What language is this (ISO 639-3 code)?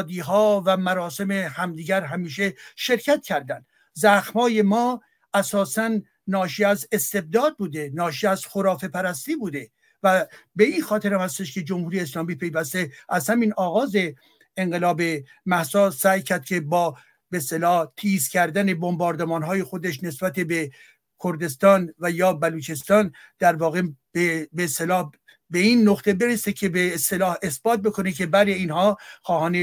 fas